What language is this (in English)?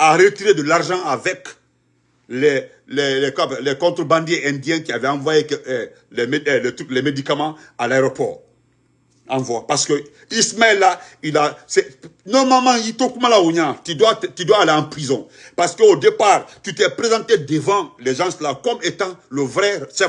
French